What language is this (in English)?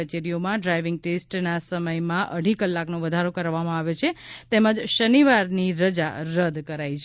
Gujarati